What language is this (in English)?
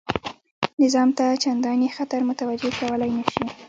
Pashto